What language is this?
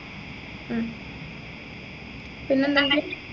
Malayalam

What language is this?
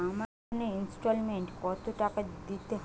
Bangla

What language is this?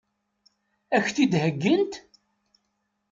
Kabyle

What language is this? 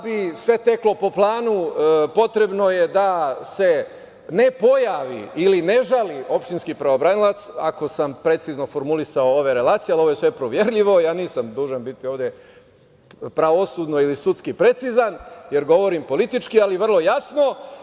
Serbian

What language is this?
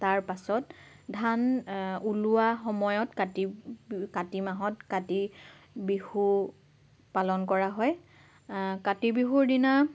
Assamese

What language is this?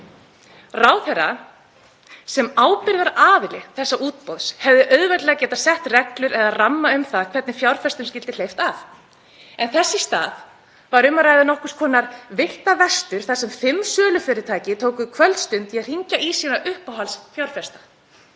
Icelandic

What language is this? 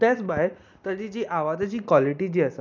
Konkani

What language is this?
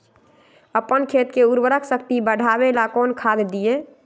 Magahi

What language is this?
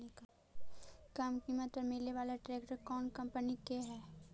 Magahi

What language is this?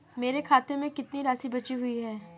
Hindi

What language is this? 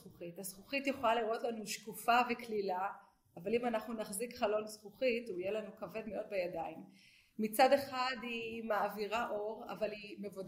Hebrew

